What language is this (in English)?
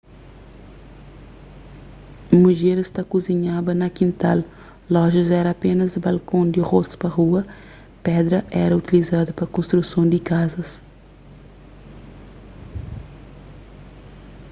Kabuverdianu